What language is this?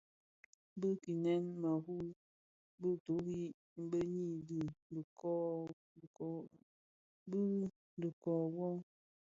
Bafia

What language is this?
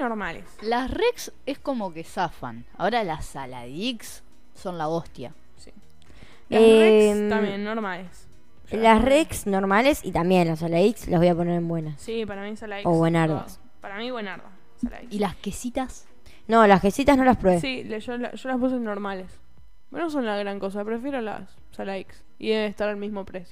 Spanish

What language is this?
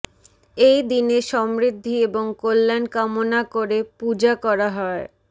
Bangla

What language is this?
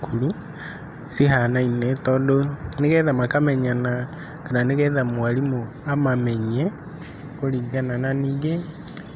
Kikuyu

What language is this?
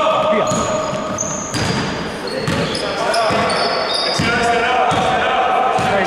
Greek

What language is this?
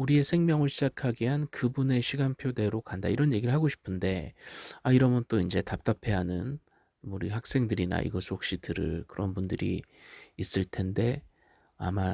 Korean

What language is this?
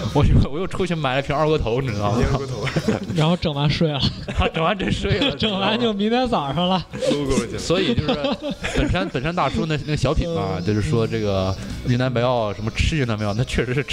Chinese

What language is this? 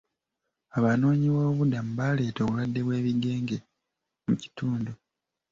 Ganda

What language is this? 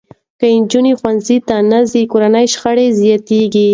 Pashto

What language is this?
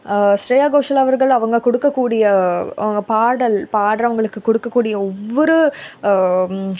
Tamil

